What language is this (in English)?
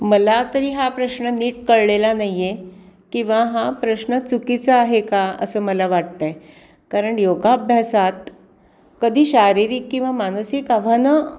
Marathi